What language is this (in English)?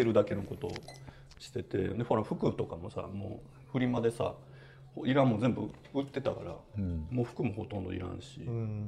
Japanese